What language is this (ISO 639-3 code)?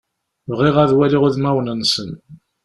kab